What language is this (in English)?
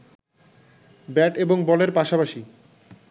Bangla